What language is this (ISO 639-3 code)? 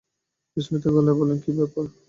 ben